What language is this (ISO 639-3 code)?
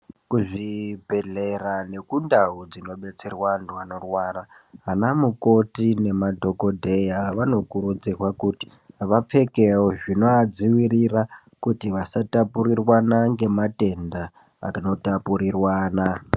ndc